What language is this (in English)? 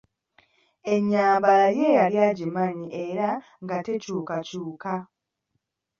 Ganda